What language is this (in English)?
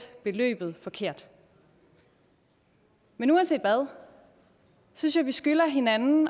Danish